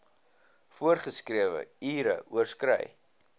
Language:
Afrikaans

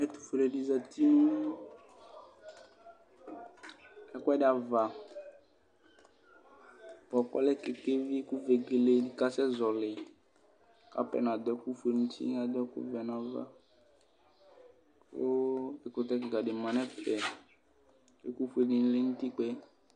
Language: Ikposo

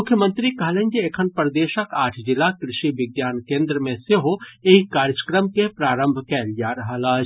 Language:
Maithili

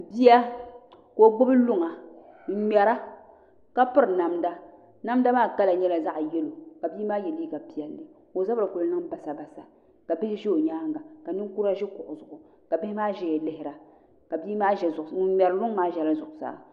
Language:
Dagbani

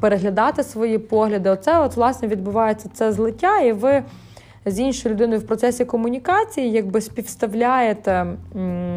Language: Ukrainian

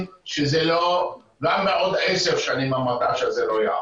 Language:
Hebrew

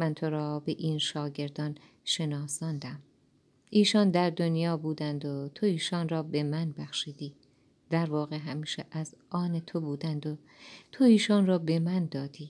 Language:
Persian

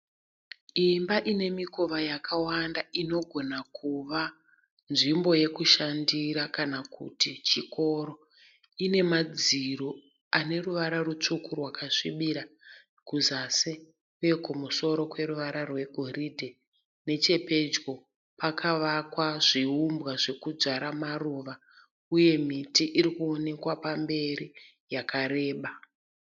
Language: Shona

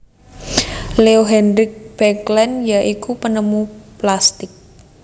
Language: Javanese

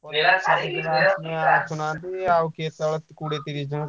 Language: Odia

